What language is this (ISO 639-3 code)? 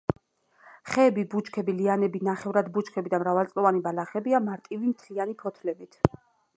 kat